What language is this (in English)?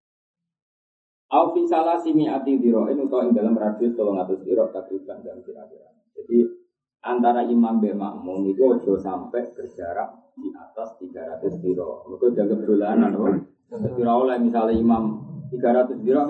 Indonesian